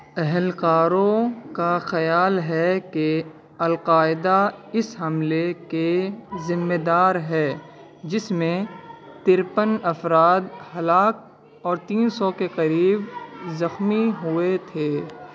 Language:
Urdu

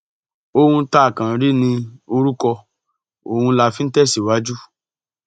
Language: Yoruba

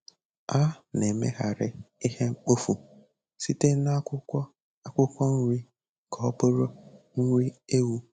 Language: Igbo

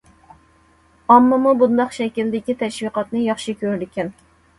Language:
Uyghur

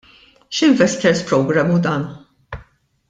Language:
Maltese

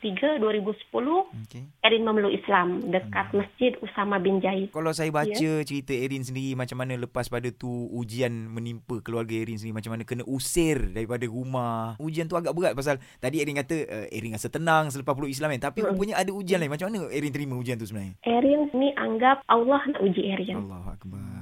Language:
Malay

